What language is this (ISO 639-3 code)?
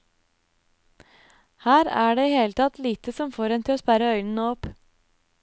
nor